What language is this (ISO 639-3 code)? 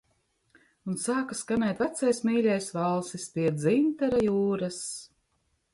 lav